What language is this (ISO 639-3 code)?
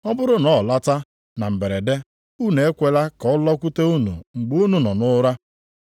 ibo